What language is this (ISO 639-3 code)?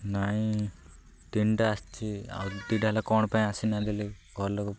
ori